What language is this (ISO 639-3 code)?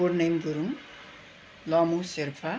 nep